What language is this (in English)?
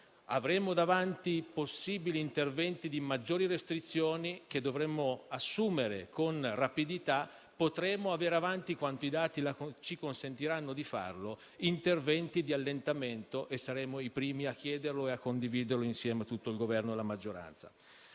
Italian